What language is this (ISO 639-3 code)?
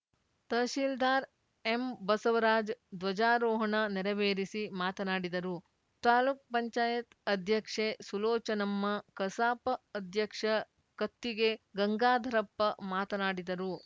kan